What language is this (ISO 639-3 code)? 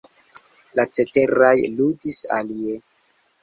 epo